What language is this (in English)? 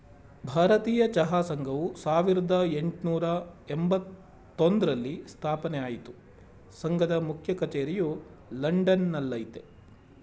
Kannada